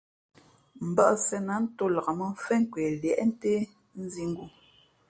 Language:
Fe'fe'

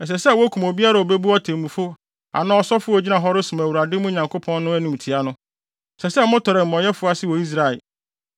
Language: Akan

